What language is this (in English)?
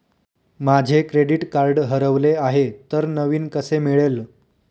Marathi